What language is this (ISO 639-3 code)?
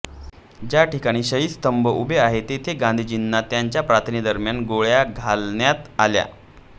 mar